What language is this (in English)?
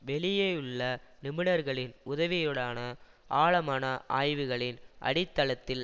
Tamil